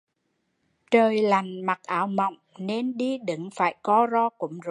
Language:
Vietnamese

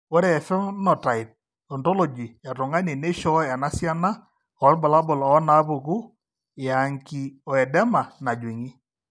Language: Masai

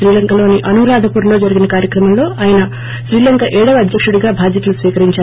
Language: Telugu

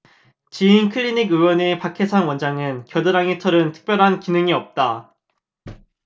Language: Korean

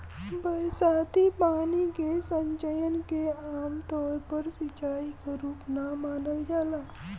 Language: Bhojpuri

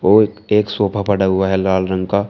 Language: Hindi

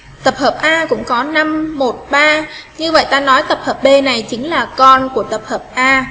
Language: Vietnamese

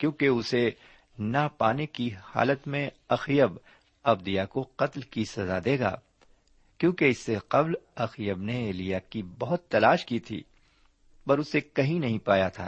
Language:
Urdu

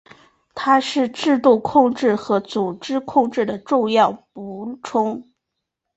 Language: Chinese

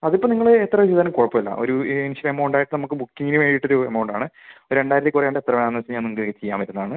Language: Malayalam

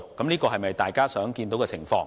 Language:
Cantonese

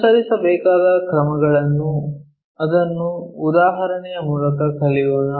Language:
Kannada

